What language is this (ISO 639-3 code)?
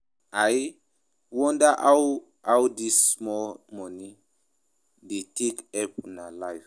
pcm